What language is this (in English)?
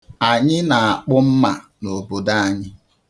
Igbo